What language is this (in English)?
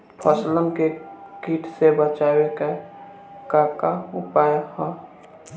Bhojpuri